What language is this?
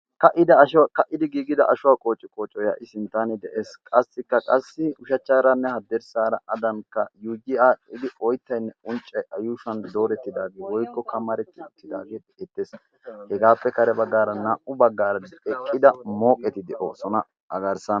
Wolaytta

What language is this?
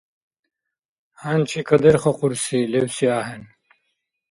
Dargwa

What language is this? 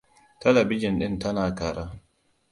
Hausa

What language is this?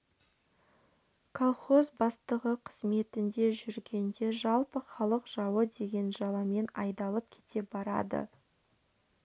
Kazakh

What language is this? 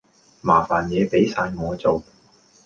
Cantonese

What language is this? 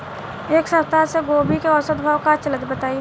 Bhojpuri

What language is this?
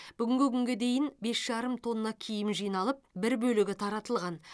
Kazakh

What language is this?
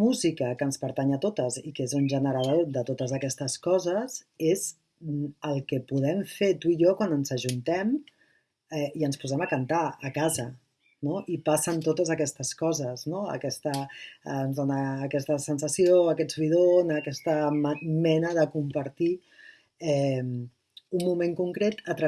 Catalan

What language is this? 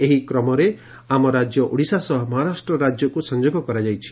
Odia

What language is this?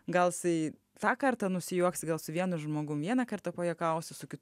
Lithuanian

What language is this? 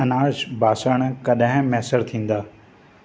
Sindhi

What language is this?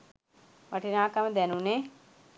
Sinhala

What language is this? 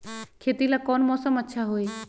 Magahi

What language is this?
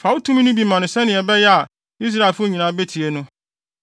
Akan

